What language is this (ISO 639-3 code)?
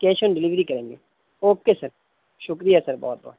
urd